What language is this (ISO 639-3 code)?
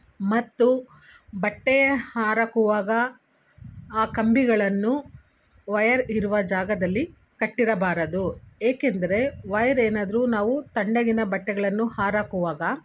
kan